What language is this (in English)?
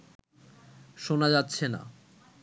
Bangla